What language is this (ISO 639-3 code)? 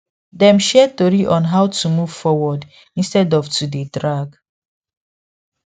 pcm